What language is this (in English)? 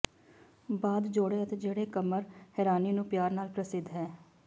Punjabi